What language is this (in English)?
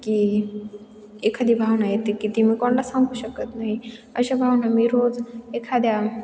Marathi